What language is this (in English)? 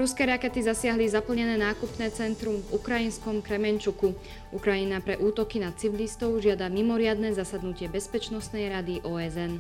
Slovak